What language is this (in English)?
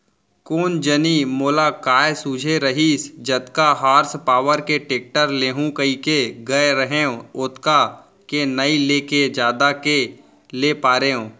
Chhattisgarhi